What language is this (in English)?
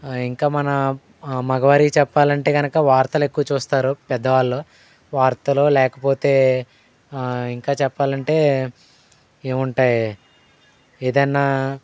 Telugu